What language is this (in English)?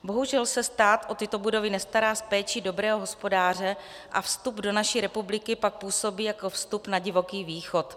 Czech